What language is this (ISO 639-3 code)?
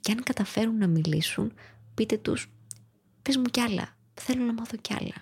ell